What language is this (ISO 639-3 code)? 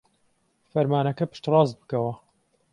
ckb